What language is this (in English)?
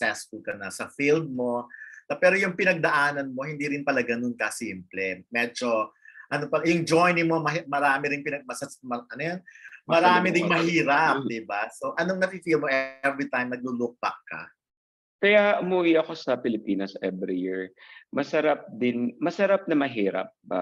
Filipino